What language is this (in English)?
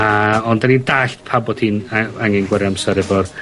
Welsh